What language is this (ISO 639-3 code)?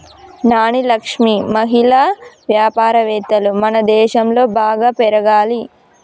tel